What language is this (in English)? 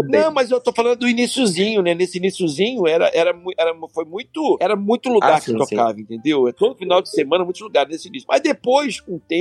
Portuguese